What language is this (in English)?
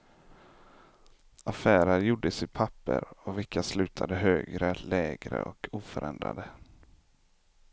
Swedish